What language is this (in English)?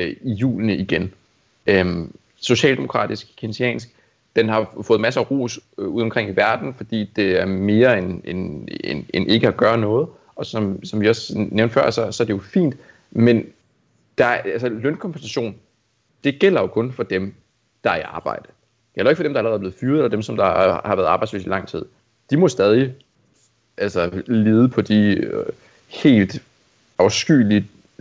Danish